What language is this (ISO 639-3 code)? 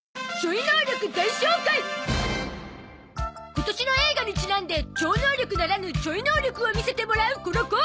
jpn